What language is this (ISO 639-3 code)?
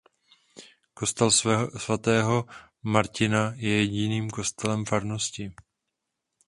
ces